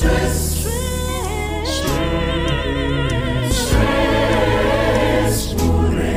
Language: Swahili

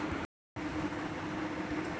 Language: Chhattisgarhi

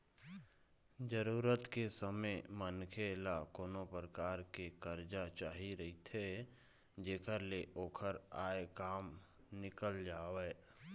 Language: Chhattisgarhi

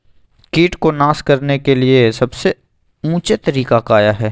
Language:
Magahi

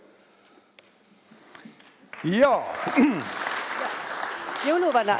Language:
Estonian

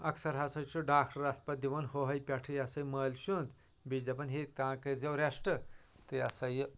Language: Kashmiri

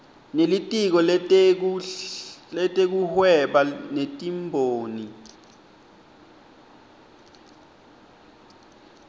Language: Swati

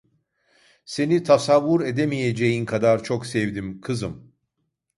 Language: Turkish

